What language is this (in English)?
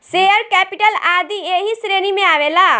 Bhojpuri